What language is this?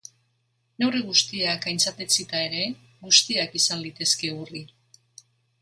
Basque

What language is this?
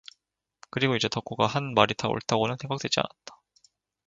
Korean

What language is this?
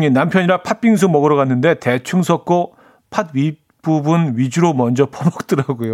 Korean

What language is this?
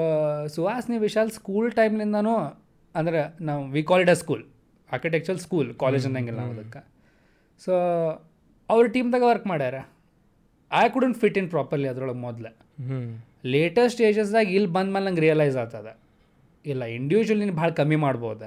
Kannada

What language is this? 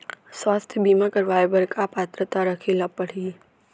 Chhattisgarhi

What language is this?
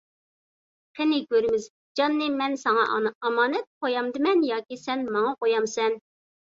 Uyghur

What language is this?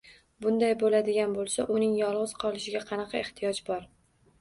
Uzbek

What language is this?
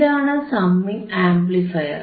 Malayalam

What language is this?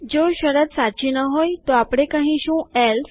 Gujarati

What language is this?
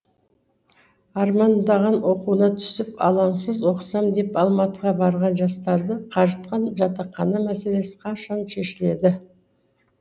Kazakh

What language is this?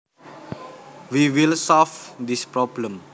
Javanese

